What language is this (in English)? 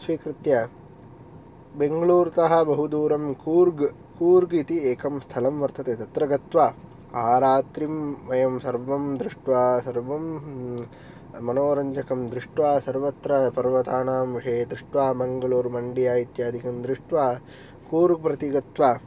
Sanskrit